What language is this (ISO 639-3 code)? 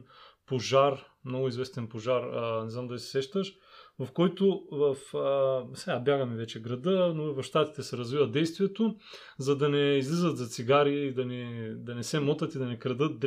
bul